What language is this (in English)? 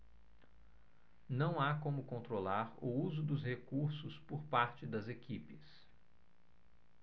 Portuguese